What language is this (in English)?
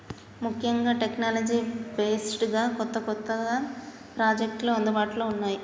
Telugu